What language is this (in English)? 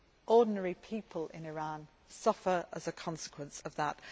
English